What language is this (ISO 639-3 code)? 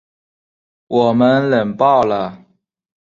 zho